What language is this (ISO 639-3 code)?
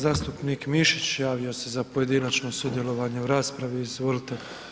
hrv